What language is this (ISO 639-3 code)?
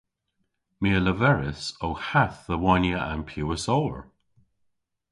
cor